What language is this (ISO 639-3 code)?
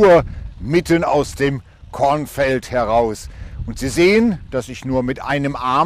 deu